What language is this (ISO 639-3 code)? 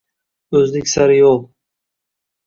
uzb